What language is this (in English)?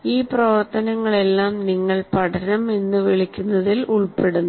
Malayalam